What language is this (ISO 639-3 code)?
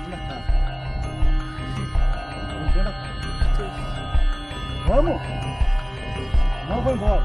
por